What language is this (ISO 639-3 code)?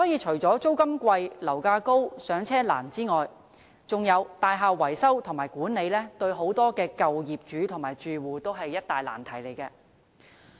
yue